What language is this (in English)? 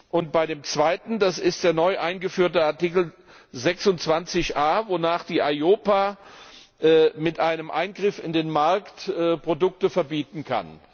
German